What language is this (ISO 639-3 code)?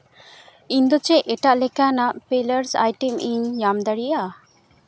sat